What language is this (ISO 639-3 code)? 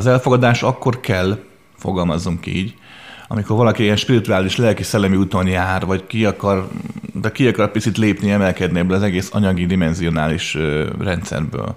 hun